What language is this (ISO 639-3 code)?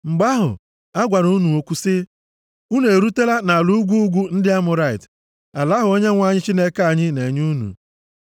ibo